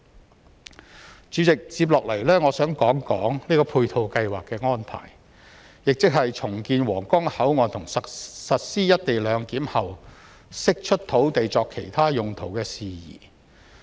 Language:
Cantonese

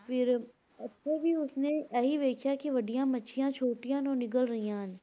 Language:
Punjabi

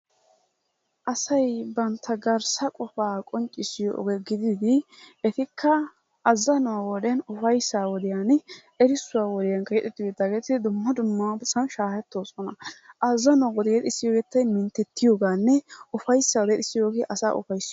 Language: Wolaytta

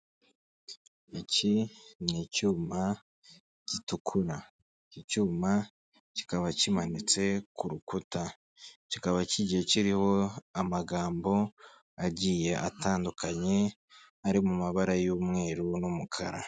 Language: Kinyarwanda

